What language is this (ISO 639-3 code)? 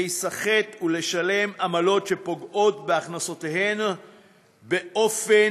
heb